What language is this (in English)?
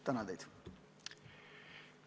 Estonian